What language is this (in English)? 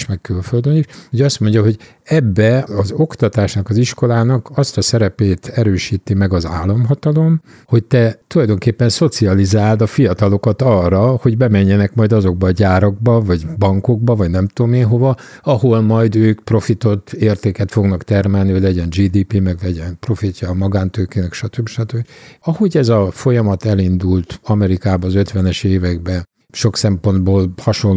Hungarian